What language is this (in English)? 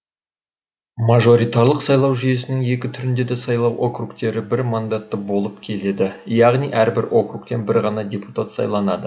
Kazakh